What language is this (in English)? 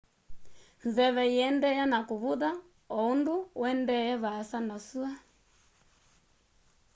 Kamba